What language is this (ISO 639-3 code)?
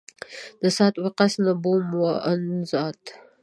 pus